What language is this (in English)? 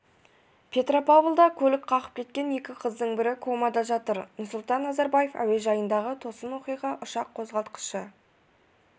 Kazakh